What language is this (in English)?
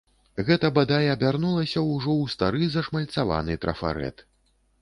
Belarusian